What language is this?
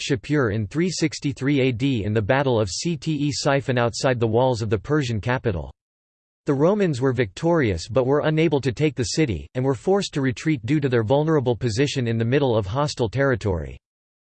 English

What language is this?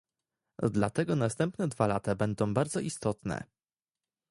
Polish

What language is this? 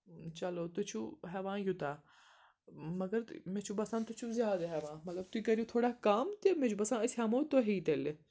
Kashmiri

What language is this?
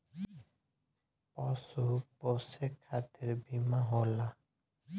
Bhojpuri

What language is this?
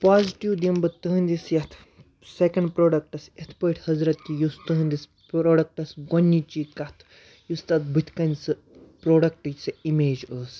Kashmiri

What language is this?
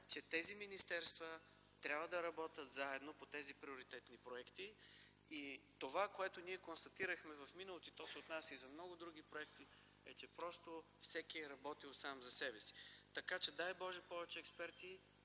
Bulgarian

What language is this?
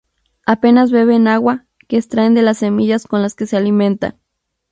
Spanish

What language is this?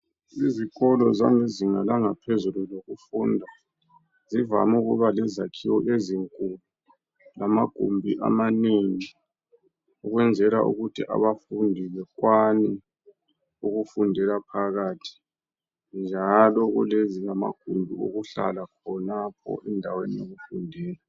North Ndebele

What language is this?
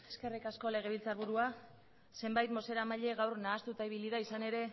Basque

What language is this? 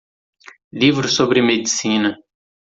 Portuguese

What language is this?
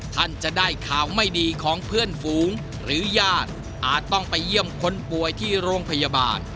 Thai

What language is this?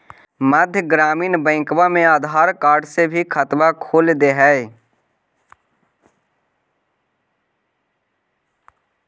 Magahi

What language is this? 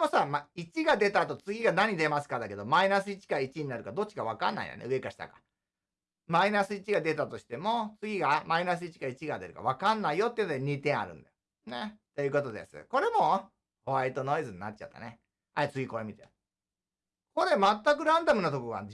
Japanese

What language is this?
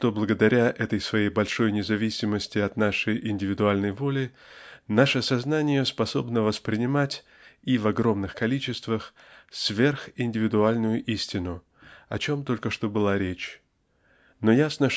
Russian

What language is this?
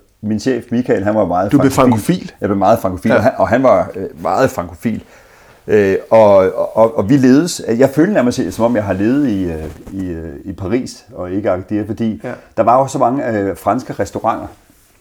Danish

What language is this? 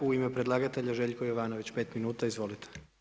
Croatian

